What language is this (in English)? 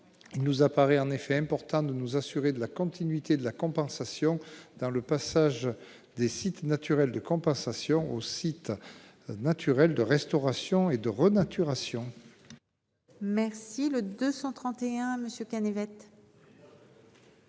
French